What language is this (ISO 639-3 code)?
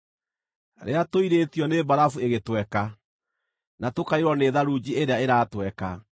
kik